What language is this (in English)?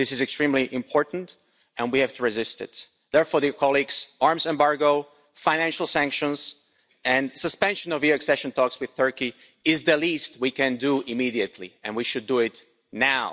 English